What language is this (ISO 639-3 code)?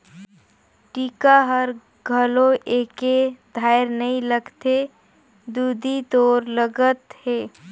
hne